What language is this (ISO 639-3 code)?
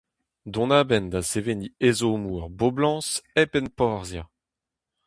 bre